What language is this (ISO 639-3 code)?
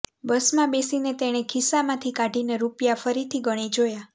guj